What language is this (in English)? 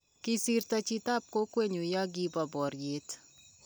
Kalenjin